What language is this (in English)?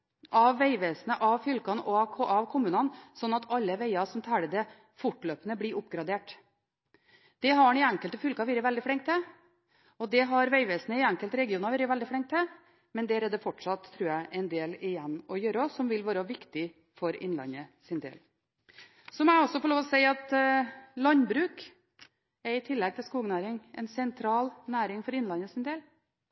Norwegian Bokmål